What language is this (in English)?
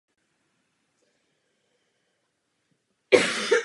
Czech